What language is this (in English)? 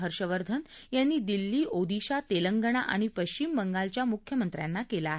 Marathi